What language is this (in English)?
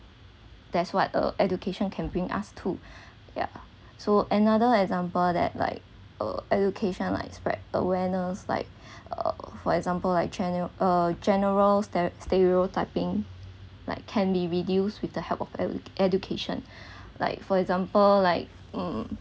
English